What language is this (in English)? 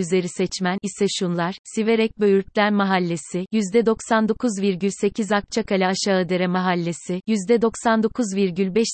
Turkish